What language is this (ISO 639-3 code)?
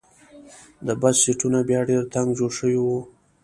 pus